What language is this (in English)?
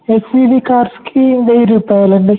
Telugu